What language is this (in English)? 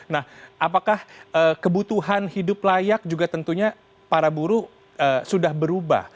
Indonesian